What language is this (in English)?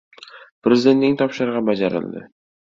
Uzbek